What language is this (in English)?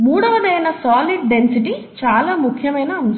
Telugu